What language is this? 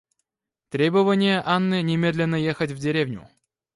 Russian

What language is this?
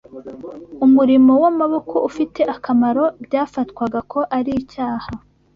Kinyarwanda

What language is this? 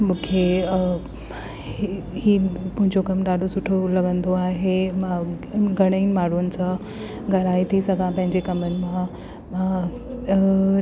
Sindhi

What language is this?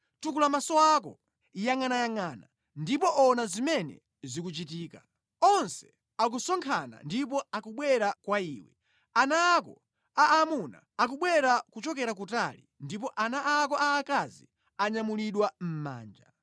Nyanja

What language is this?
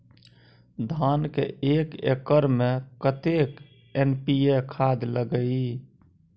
Maithili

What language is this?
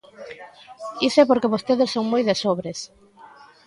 Galician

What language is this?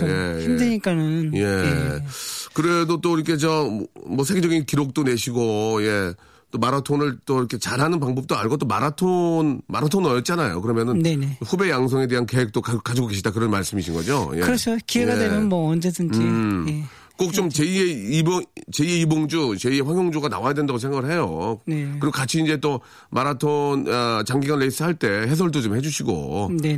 Korean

